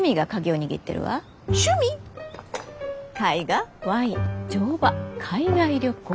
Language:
Japanese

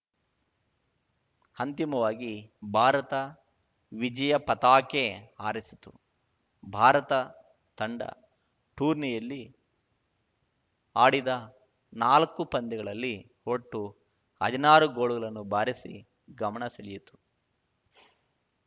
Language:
Kannada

